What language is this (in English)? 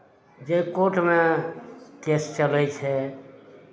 Maithili